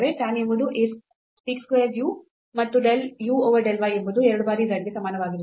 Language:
Kannada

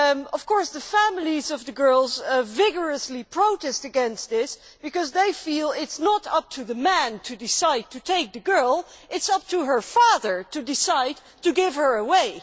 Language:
English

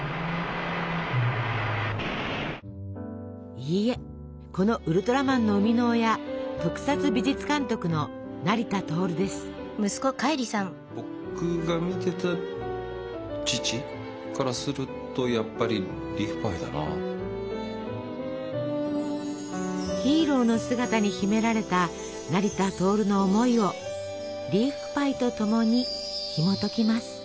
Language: Japanese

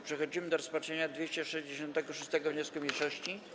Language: Polish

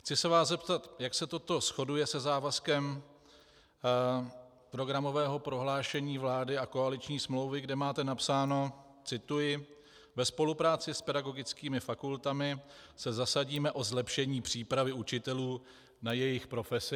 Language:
Czech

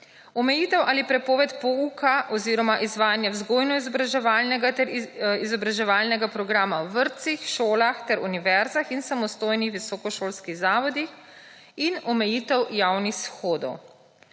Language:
Slovenian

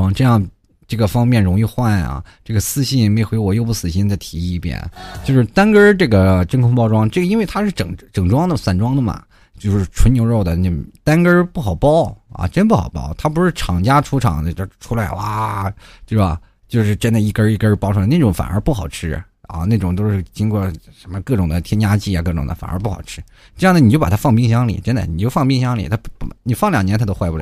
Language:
Chinese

